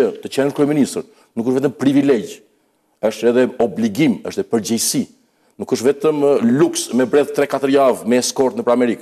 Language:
Romanian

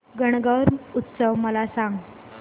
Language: Marathi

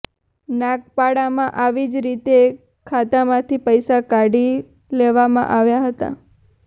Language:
Gujarati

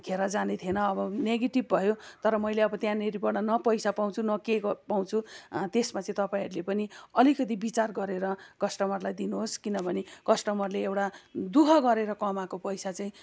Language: Nepali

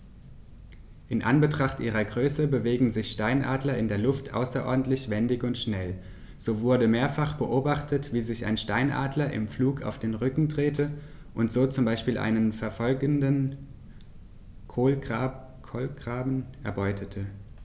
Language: German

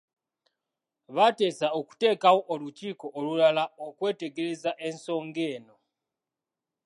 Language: Ganda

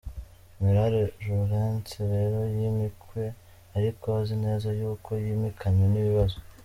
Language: Kinyarwanda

